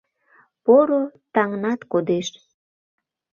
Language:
Mari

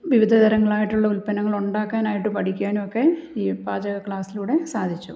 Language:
Malayalam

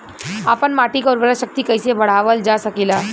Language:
Bhojpuri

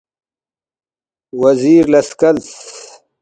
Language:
Balti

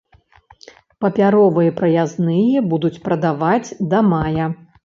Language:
Belarusian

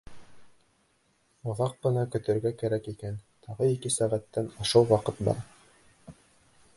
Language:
Bashkir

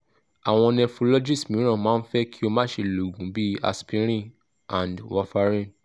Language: Yoruba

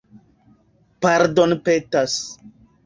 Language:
Esperanto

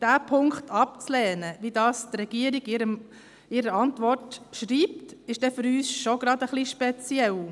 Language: Swiss German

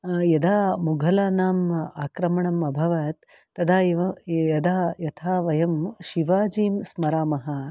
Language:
Sanskrit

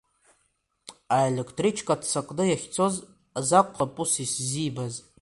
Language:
Abkhazian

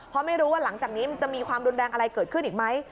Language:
Thai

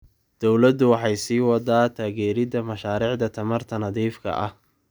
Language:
Somali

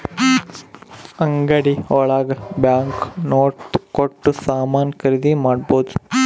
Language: Kannada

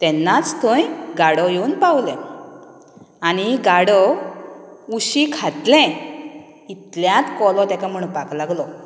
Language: Konkani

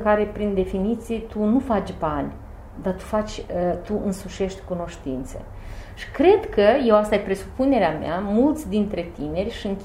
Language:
Romanian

